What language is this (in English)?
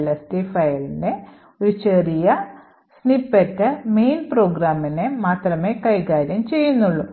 Malayalam